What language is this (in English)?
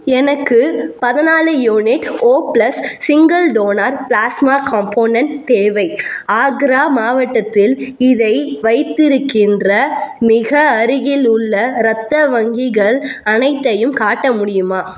Tamil